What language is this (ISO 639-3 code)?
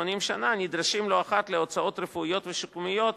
heb